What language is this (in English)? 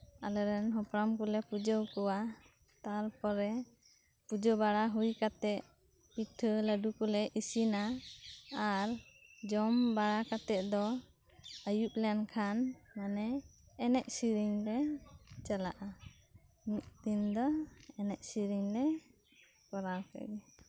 Santali